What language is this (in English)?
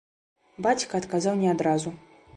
Belarusian